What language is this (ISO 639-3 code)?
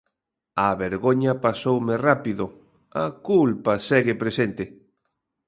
glg